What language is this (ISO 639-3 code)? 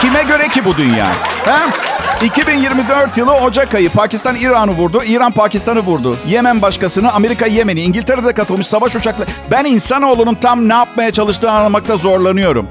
tur